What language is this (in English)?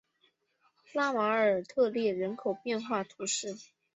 Chinese